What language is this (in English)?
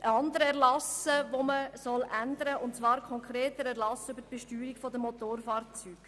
Swiss German